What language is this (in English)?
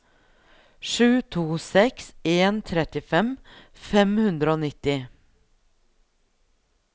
Norwegian